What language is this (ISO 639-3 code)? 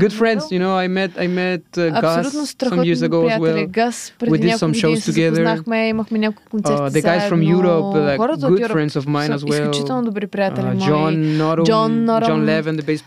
bul